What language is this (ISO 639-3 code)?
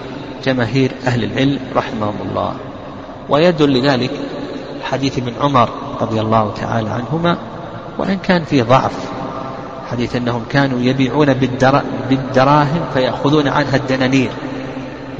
ara